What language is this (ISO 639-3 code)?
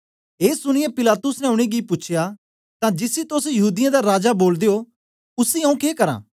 doi